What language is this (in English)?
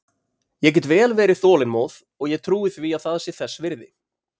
Icelandic